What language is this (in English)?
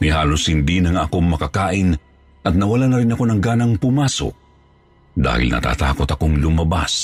Filipino